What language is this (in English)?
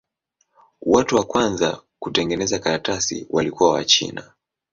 Swahili